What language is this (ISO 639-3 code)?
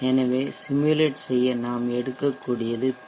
tam